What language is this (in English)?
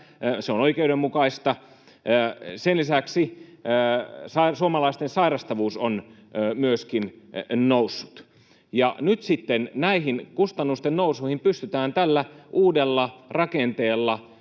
Finnish